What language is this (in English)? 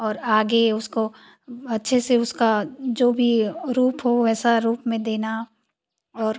Hindi